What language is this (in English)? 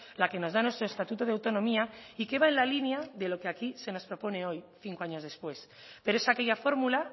Spanish